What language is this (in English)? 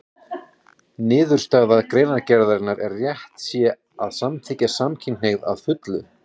Icelandic